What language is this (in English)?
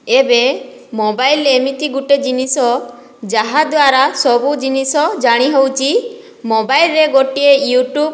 Odia